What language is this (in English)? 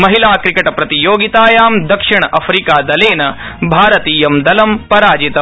Sanskrit